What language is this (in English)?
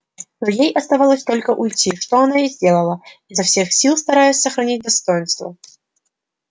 Russian